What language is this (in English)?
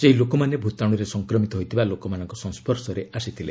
Odia